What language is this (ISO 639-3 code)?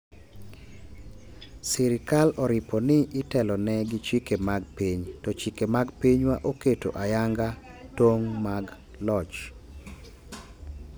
luo